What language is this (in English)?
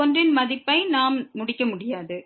Tamil